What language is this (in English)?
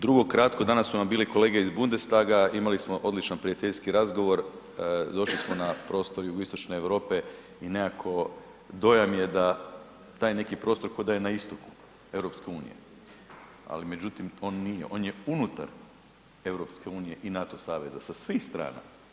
Croatian